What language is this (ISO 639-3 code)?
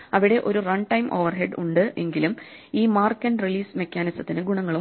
mal